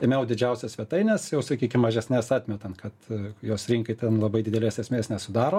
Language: Lithuanian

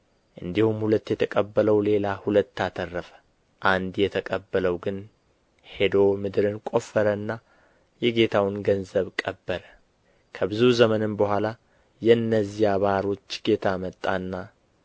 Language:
Amharic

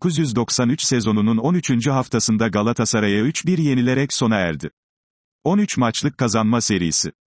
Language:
Turkish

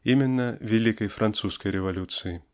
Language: Russian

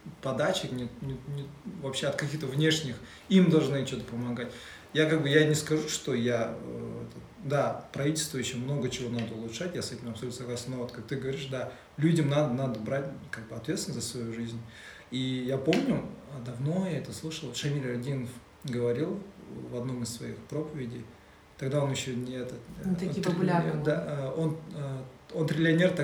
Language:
Russian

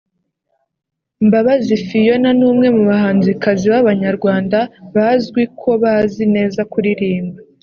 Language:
Kinyarwanda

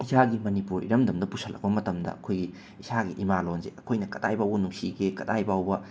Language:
Manipuri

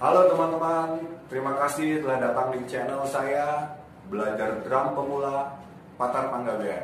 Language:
Indonesian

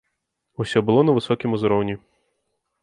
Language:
Belarusian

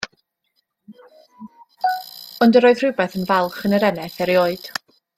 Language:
Welsh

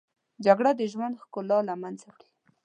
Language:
Pashto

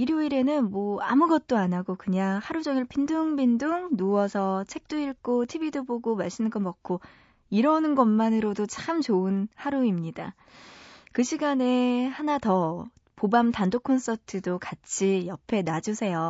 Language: Korean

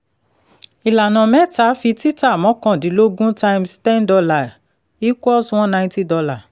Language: Yoruba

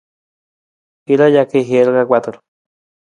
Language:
Nawdm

